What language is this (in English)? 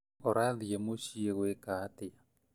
Kikuyu